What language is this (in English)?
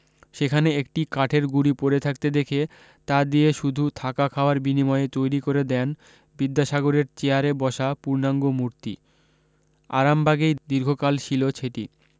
Bangla